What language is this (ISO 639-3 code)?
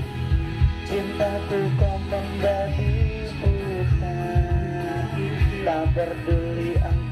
ind